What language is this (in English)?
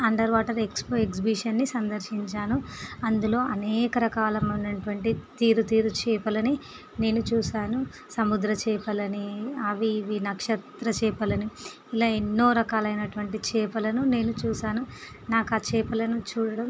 Telugu